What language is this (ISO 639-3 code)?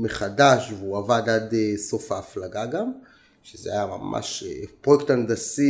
heb